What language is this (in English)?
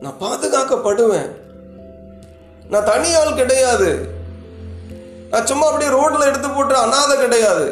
Tamil